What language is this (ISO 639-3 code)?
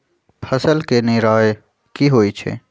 mag